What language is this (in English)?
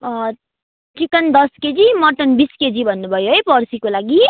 Nepali